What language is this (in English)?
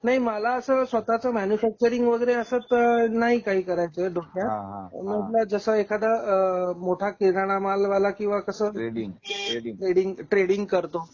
Marathi